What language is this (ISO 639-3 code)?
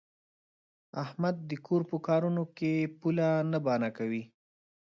pus